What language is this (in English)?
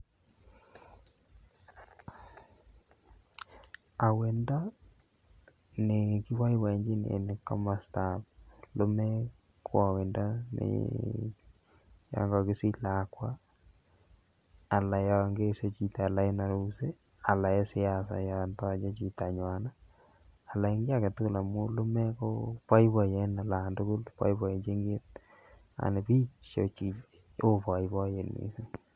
Kalenjin